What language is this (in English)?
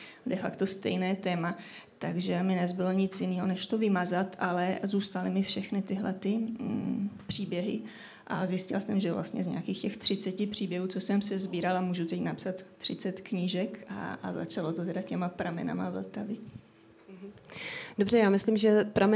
Czech